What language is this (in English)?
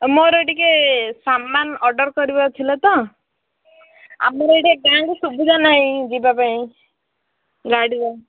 Odia